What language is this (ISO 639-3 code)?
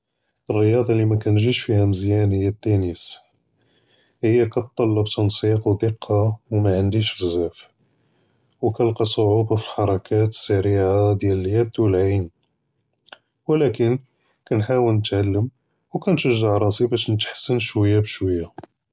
jrb